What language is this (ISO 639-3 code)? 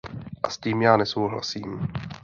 ces